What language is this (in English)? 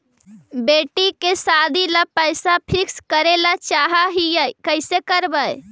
Magahi